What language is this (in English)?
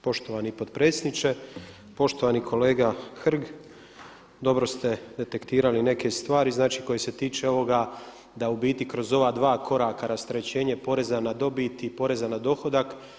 Croatian